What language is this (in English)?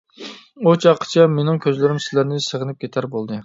Uyghur